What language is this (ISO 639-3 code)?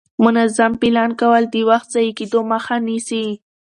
pus